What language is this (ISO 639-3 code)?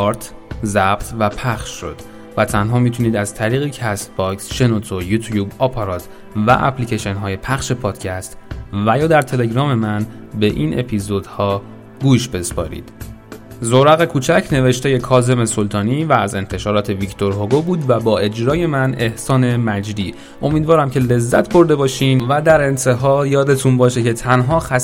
fas